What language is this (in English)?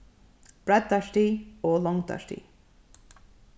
Faroese